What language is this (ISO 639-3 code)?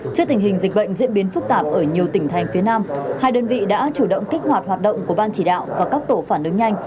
vie